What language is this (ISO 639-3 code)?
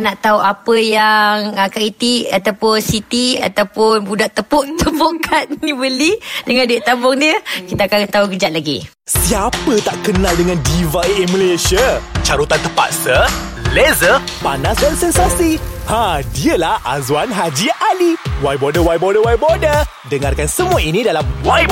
msa